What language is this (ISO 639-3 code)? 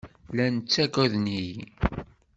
kab